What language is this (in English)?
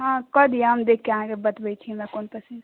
Maithili